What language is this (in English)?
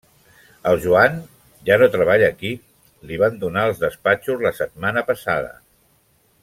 Catalan